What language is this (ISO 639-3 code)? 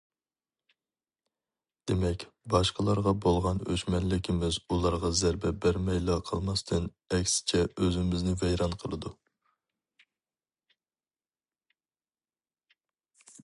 uig